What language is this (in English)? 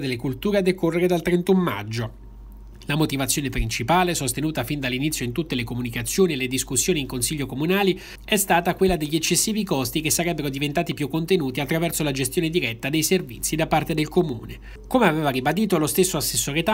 Italian